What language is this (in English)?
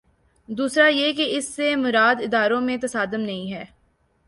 Urdu